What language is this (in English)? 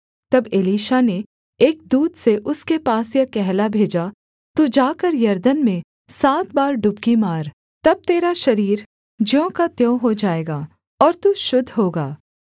Hindi